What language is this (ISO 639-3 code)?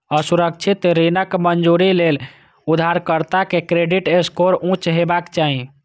mai